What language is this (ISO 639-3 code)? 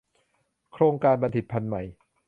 tha